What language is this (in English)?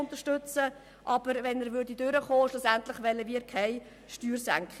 Swiss German